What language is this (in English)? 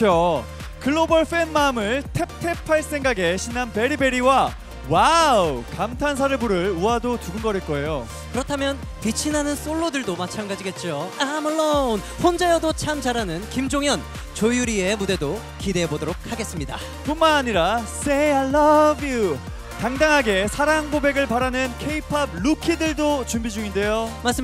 Korean